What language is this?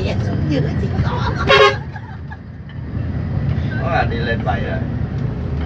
Vietnamese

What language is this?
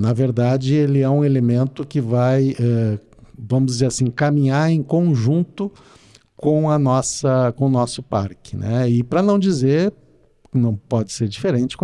Portuguese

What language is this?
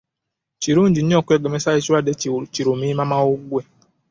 Ganda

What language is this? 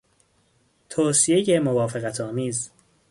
Persian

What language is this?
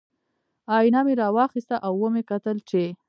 Pashto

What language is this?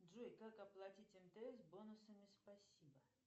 Russian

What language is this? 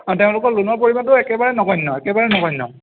Assamese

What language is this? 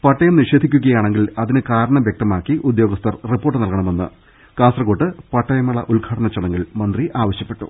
Malayalam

